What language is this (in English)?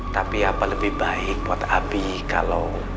Indonesian